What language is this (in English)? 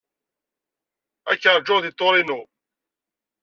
Kabyle